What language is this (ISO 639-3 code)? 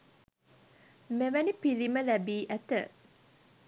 sin